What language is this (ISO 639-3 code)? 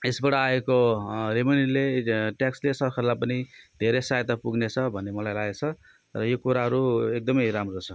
nep